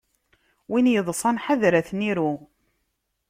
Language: Kabyle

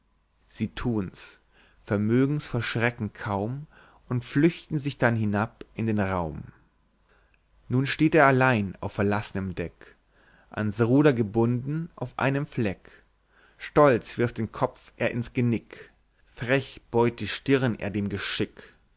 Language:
German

